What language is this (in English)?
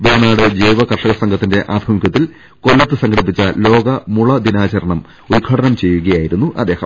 Malayalam